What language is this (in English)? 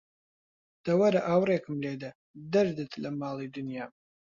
Central Kurdish